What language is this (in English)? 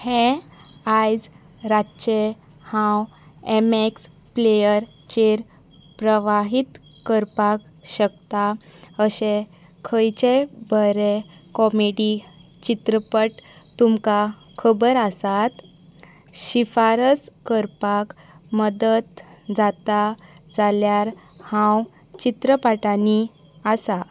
Konkani